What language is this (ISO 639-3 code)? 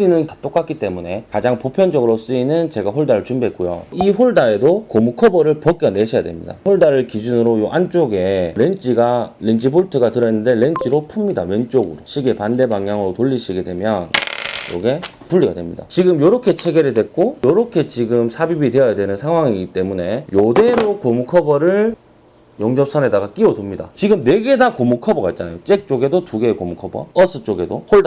kor